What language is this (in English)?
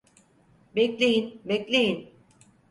Turkish